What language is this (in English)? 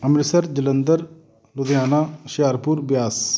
Punjabi